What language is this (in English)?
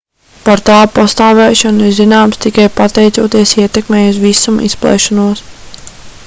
Latvian